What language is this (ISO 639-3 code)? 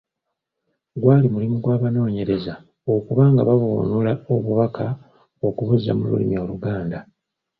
lug